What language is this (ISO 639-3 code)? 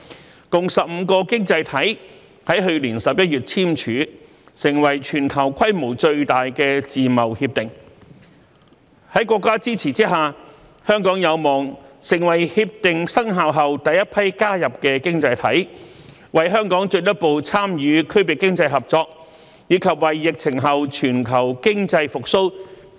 yue